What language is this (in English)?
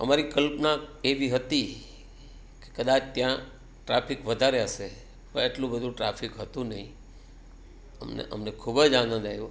Gujarati